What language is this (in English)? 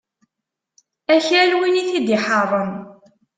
Kabyle